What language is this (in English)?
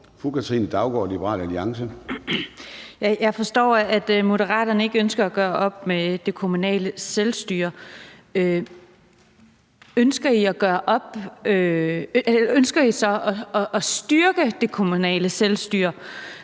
Danish